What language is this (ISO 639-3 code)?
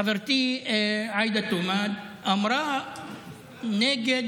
heb